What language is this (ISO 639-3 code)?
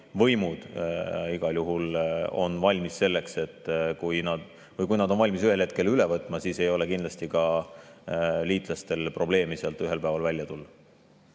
est